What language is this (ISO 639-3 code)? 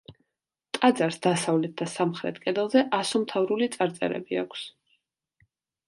kat